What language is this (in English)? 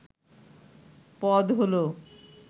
Bangla